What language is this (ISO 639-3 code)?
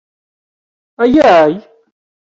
kab